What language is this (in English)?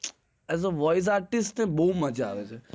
Gujarati